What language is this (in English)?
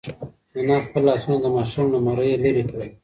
Pashto